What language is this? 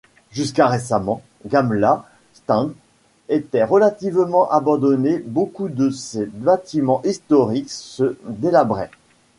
French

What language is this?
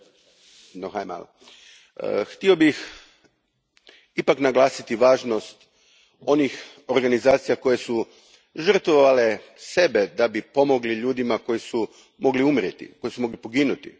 Croatian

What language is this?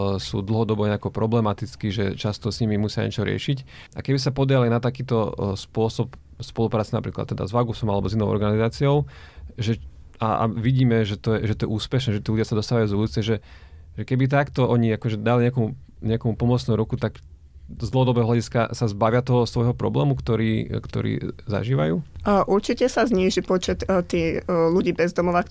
Slovak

